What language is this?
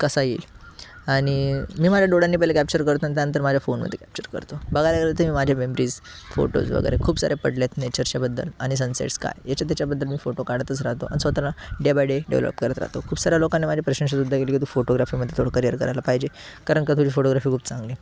Marathi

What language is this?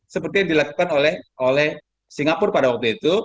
Indonesian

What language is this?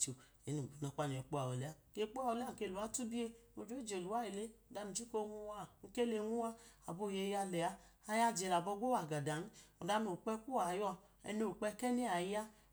Idoma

